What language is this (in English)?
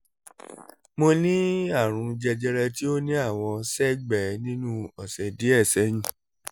Yoruba